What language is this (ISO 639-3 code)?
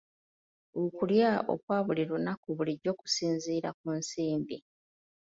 lug